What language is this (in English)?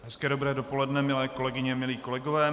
Czech